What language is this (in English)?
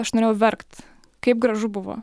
Lithuanian